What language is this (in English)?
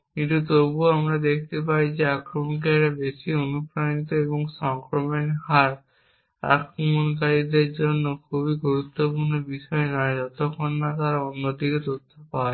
Bangla